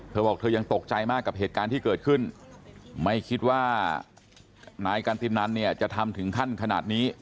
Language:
Thai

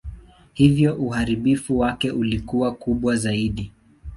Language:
Swahili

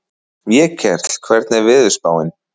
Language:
Icelandic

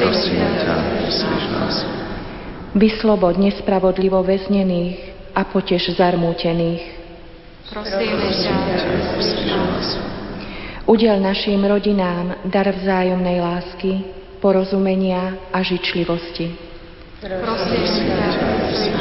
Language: Slovak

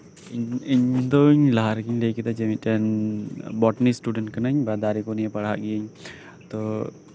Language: Santali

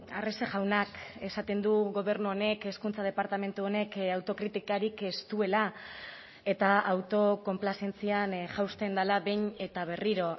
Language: Basque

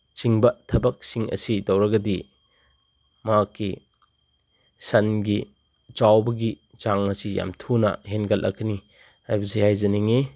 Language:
Manipuri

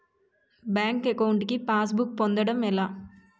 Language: Telugu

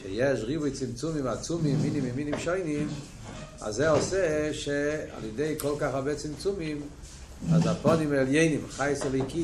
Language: Hebrew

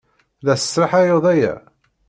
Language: Kabyle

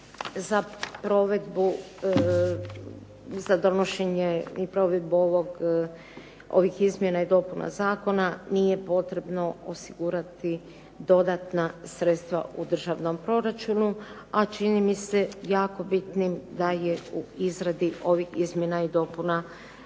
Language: Croatian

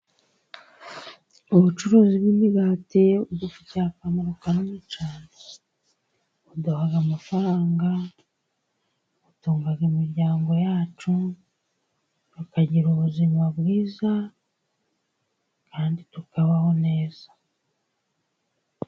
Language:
Kinyarwanda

